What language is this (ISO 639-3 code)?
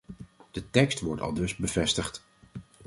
nld